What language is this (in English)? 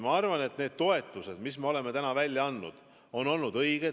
Estonian